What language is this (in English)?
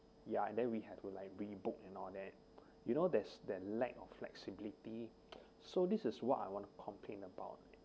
English